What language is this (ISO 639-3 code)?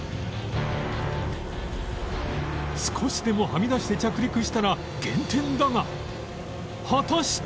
jpn